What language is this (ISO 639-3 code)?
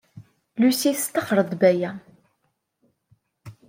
kab